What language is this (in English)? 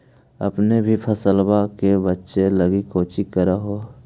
Magahi